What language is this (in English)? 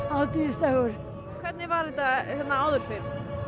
Icelandic